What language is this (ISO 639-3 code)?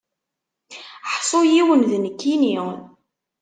kab